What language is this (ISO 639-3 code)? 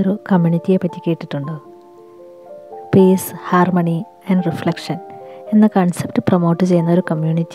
mal